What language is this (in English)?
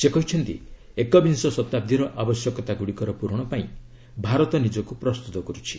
Odia